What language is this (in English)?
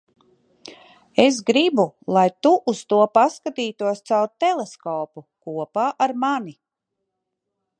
Latvian